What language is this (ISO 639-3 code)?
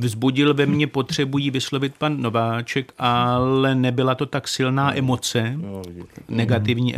ces